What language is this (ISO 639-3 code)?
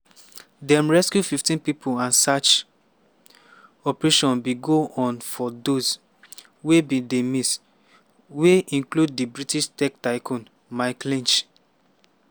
pcm